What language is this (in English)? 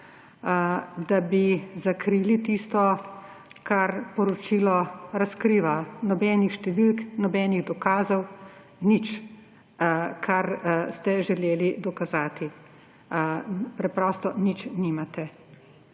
Slovenian